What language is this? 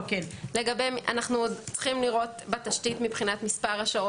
Hebrew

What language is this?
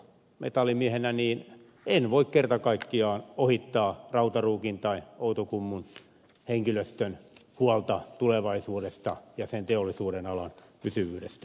Finnish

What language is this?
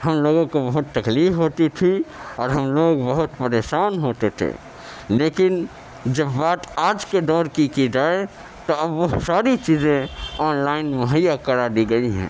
Urdu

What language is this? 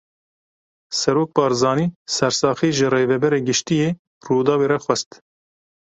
Kurdish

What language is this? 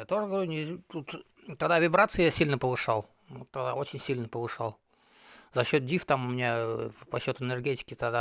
Russian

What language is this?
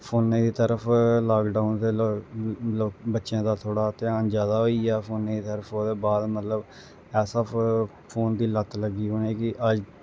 Dogri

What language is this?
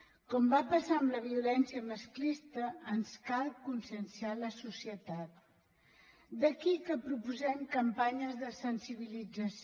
Catalan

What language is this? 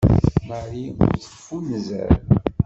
Kabyle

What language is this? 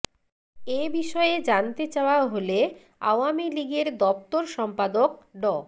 Bangla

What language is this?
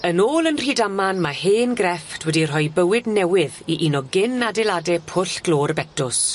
Welsh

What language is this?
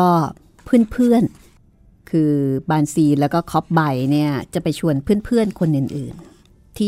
Thai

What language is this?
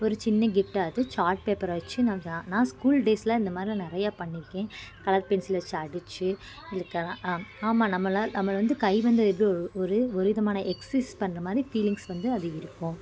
Tamil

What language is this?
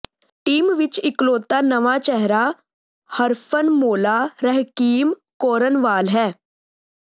Punjabi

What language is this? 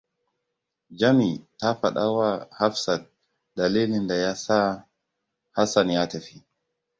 Hausa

